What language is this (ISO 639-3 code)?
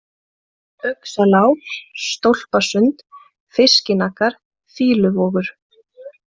isl